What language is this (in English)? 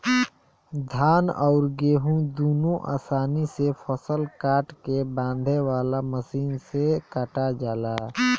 Bhojpuri